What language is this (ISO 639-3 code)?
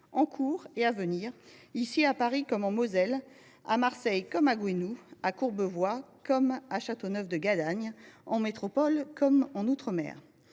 fra